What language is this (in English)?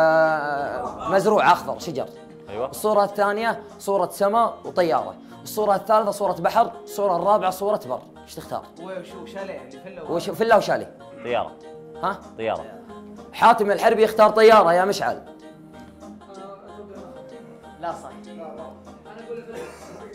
Arabic